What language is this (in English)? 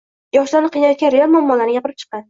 Uzbek